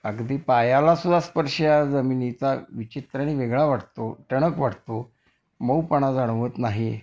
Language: Marathi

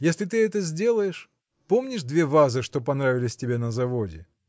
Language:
Russian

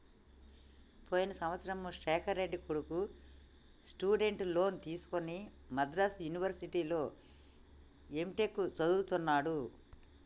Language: Telugu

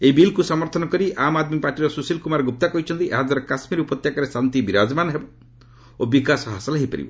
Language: Odia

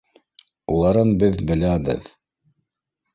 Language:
Bashkir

